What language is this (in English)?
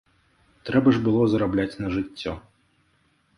Belarusian